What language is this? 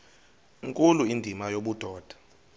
Xhosa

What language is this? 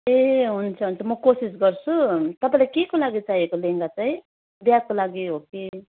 Nepali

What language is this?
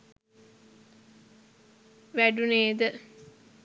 Sinhala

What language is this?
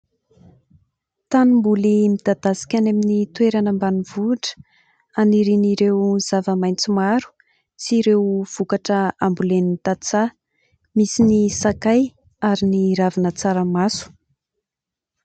Malagasy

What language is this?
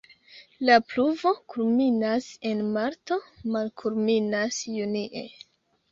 Esperanto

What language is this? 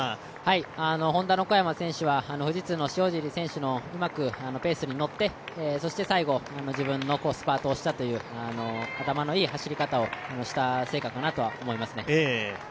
Japanese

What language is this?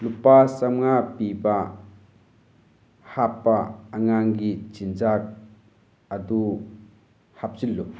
Manipuri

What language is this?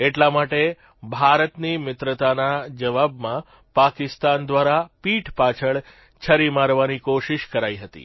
Gujarati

